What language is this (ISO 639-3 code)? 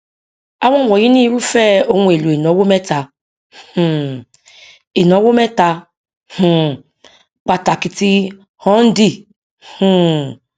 yor